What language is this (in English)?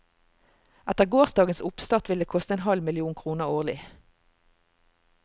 Norwegian